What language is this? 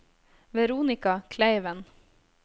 Norwegian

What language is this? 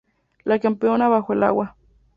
Spanish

